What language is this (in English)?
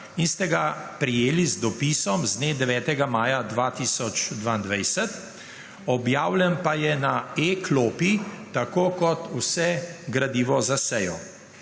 Slovenian